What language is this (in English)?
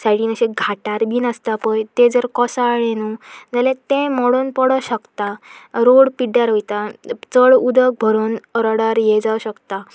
Konkani